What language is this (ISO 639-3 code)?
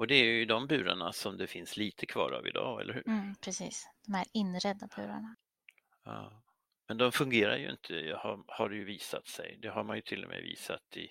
swe